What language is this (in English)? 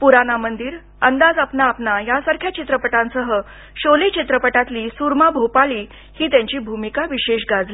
Marathi